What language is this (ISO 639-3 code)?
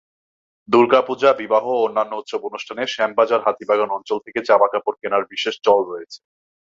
ben